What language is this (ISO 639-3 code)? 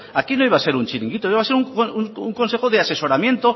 spa